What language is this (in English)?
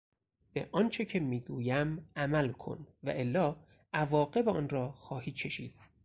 Persian